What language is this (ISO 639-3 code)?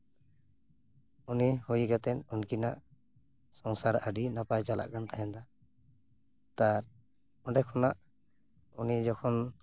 sat